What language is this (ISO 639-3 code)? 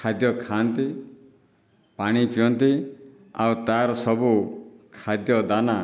ori